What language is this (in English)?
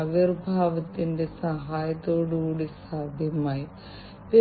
Malayalam